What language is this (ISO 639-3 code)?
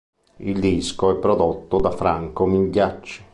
ita